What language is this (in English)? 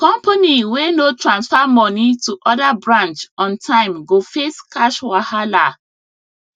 Nigerian Pidgin